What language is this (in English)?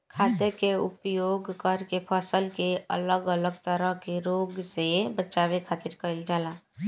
Bhojpuri